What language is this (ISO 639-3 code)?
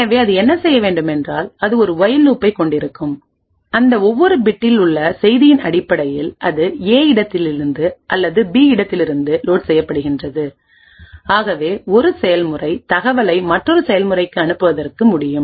tam